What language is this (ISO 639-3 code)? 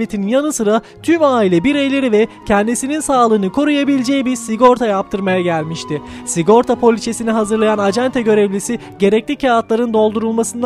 tur